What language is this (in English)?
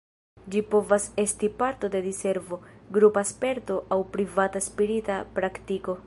Esperanto